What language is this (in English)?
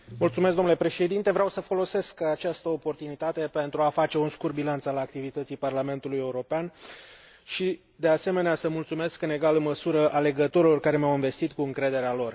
Romanian